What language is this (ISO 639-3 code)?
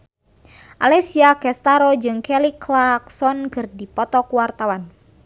sun